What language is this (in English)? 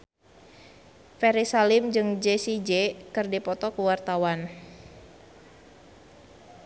Sundanese